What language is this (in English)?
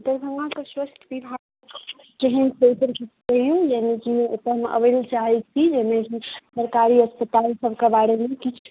Maithili